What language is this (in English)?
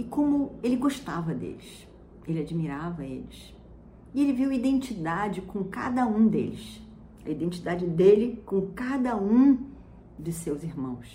Portuguese